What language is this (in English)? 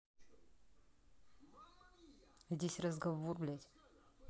Russian